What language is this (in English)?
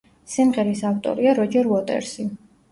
Georgian